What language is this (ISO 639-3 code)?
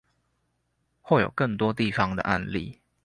zho